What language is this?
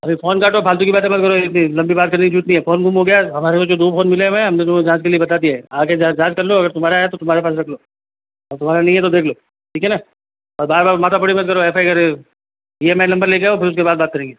Hindi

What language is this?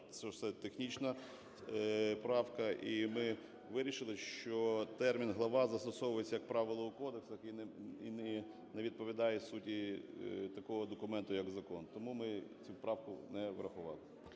Ukrainian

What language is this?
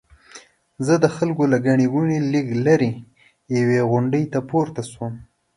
Pashto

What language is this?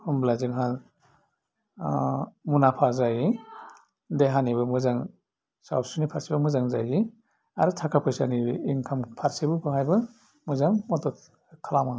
Bodo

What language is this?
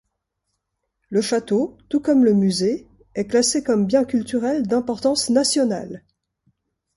French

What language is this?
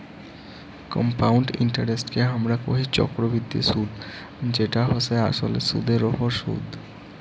Bangla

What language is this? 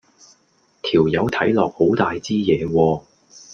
Cantonese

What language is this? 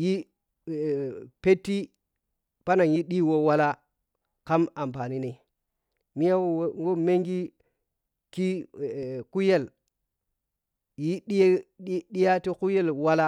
Piya-Kwonci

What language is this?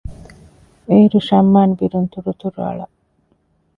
Divehi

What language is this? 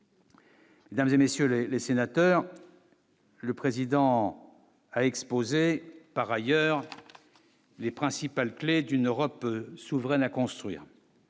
French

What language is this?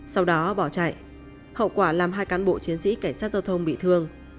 Vietnamese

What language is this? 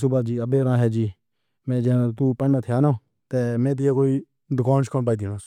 Pahari-Potwari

